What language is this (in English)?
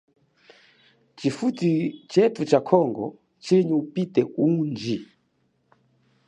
Chokwe